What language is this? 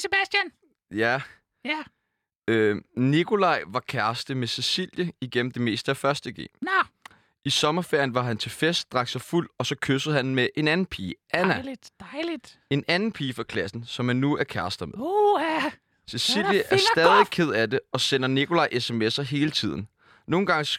Danish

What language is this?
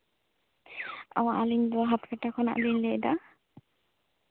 Santali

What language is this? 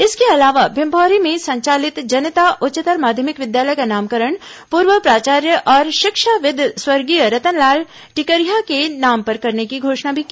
Hindi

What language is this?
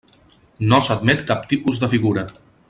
Catalan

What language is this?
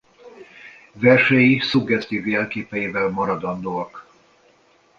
Hungarian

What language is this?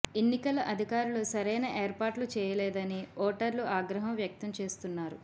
Telugu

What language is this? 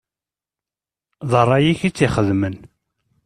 Kabyle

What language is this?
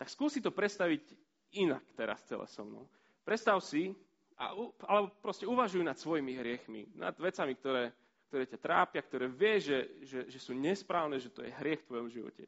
Slovak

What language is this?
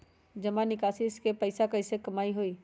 Magahi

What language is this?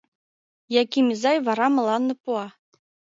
Mari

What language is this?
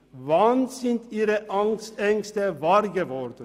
Swiss German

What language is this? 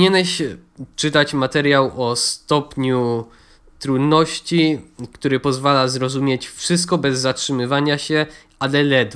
Polish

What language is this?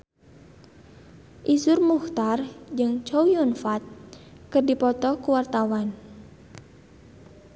Sundanese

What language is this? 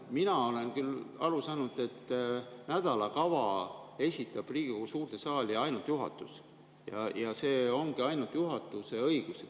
Estonian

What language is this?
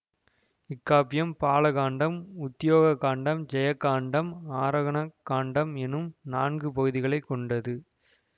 Tamil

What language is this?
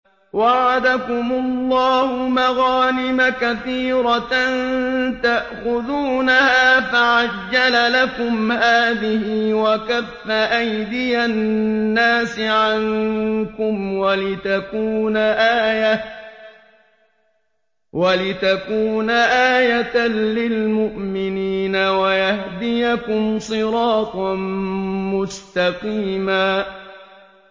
Arabic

